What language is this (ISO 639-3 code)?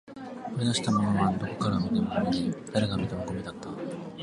jpn